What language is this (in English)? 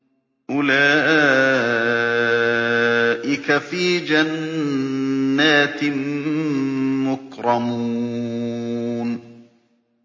Arabic